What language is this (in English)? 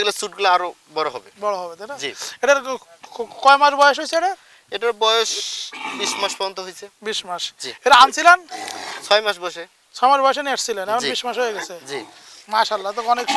Arabic